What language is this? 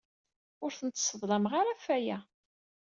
Kabyle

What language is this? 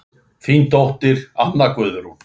Icelandic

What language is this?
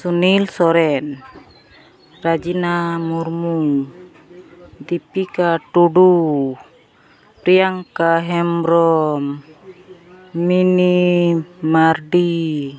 Santali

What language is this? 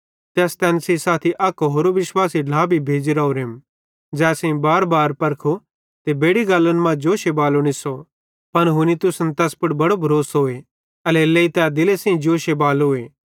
Bhadrawahi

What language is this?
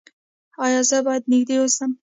Pashto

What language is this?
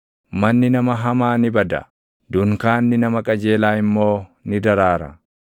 Oromo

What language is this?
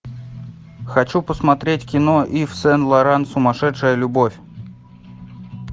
Russian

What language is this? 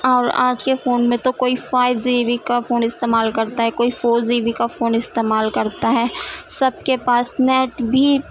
Urdu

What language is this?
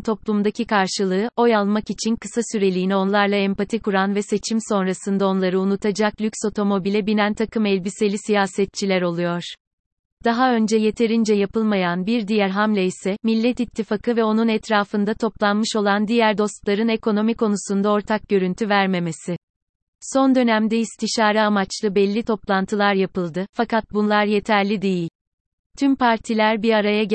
Turkish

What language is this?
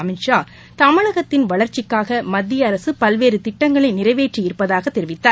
Tamil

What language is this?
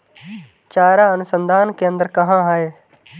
Hindi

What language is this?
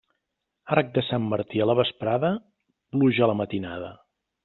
Catalan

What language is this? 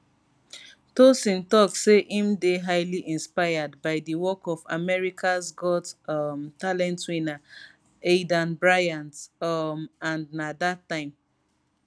Nigerian Pidgin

